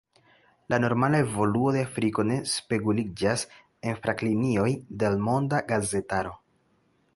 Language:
Esperanto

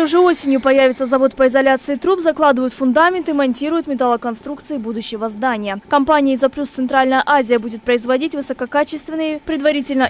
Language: Russian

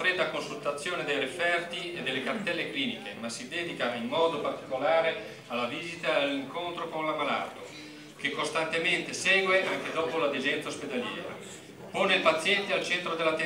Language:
Italian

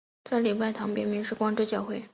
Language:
Chinese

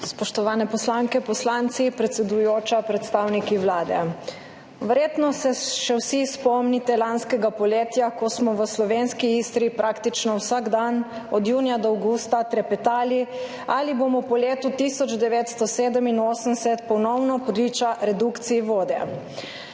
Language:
Slovenian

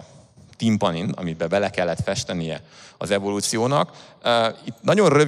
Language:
Hungarian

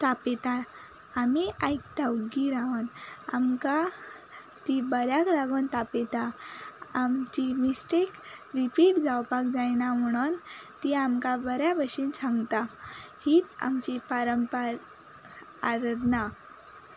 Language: Konkani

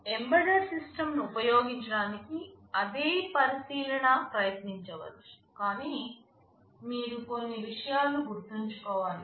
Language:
Telugu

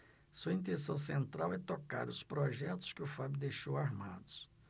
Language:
Portuguese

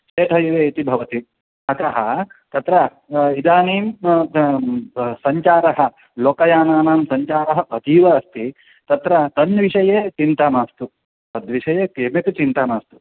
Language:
Sanskrit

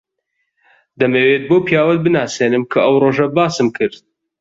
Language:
Central Kurdish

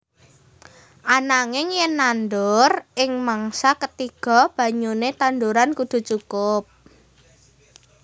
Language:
Javanese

